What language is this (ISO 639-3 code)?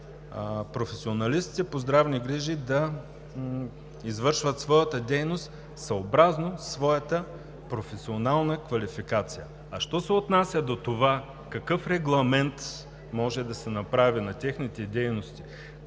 bul